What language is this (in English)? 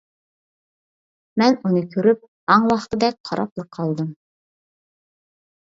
Uyghur